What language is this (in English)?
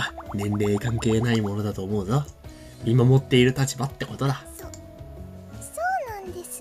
Japanese